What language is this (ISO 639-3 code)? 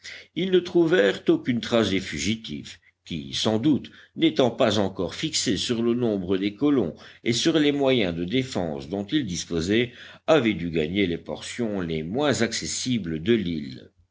fra